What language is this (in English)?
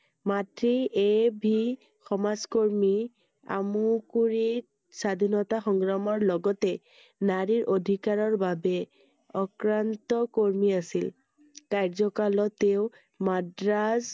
Assamese